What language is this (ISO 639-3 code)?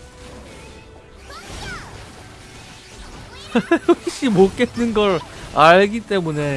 kor